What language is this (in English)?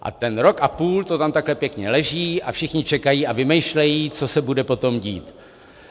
Czech